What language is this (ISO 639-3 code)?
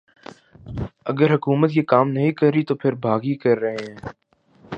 urd